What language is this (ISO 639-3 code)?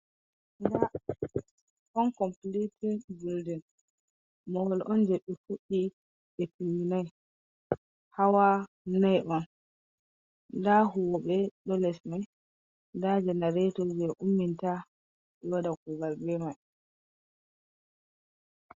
ful